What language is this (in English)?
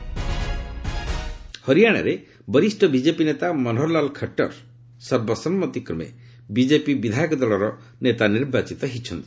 Odia